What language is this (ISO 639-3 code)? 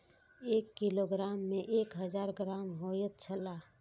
mai